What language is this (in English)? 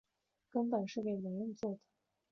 Chinese